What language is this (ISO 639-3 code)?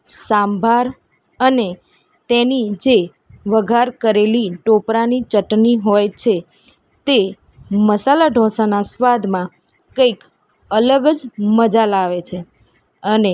guj